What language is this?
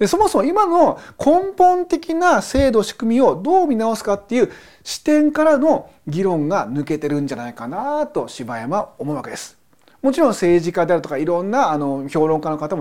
Japanese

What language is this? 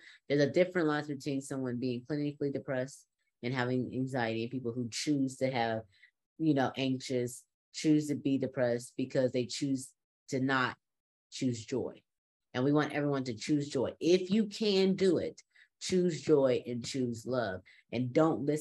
English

